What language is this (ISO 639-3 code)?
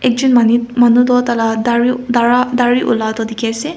nag